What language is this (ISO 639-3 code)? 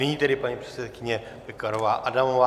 ces